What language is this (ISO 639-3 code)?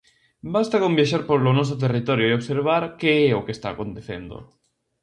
glg